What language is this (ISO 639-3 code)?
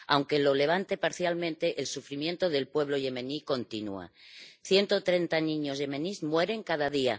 spa